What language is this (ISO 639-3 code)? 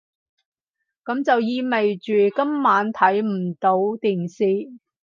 yue